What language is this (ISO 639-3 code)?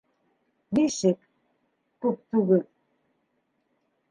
bak